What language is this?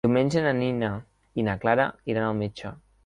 Catalan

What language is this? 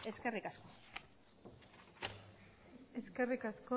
Basque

